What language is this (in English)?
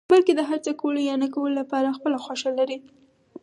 Pashto